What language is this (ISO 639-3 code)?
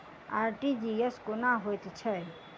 mai